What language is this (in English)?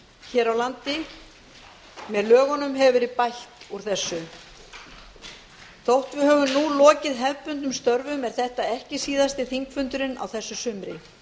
Icelandic